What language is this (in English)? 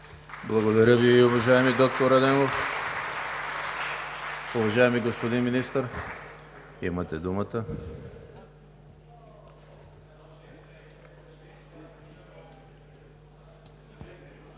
Bulgarian